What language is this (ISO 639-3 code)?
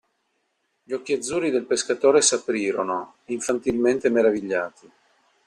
ita